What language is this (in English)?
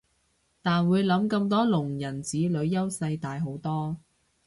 Cantonese